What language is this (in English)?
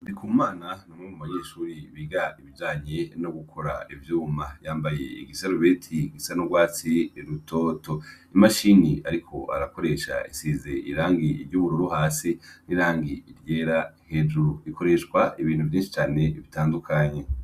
Rundi